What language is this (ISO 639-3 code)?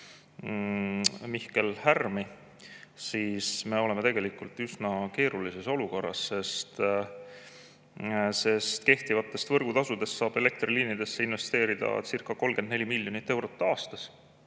est